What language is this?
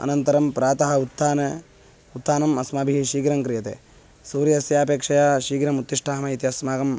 Sanskrit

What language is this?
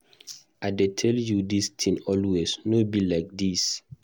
Nigerian Pidgin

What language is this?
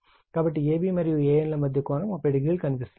Telugu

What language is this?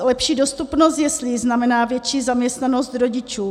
Czech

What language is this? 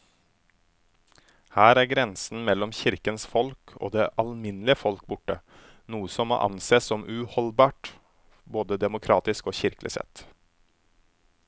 Norwegian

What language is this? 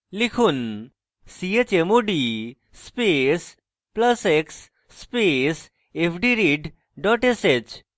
Bangla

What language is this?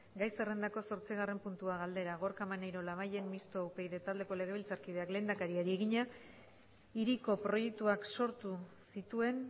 Basque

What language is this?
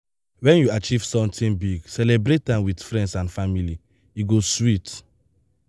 Nigerian Pidgin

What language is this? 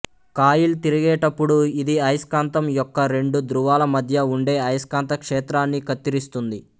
Telugu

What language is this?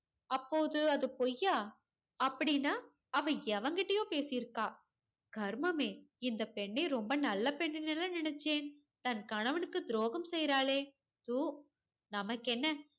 Tamil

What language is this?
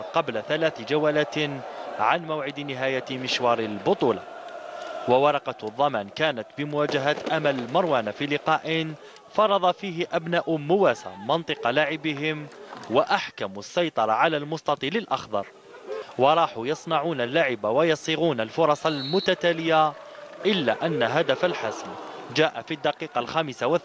Arabic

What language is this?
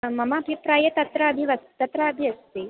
Sanskrit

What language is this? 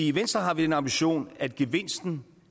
Danish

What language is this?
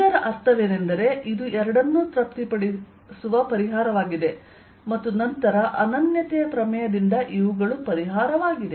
Kannada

